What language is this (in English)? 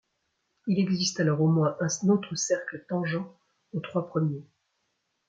French